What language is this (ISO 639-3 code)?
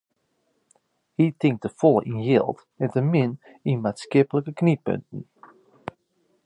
fry